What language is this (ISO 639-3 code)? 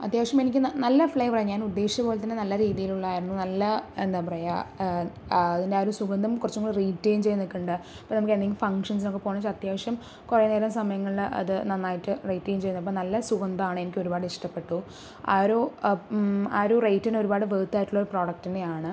mal